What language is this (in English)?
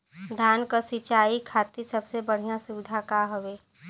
Bhojpuri